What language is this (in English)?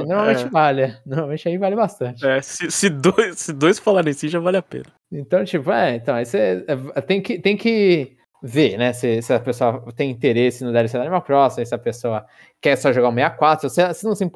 Portuguese